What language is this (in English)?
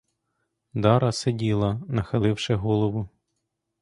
Ukrainian